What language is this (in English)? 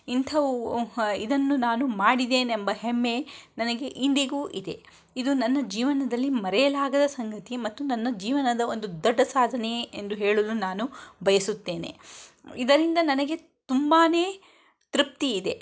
Kannada